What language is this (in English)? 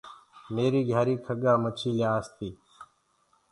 Gurgula